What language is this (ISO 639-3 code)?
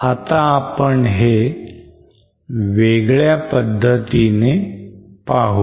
mar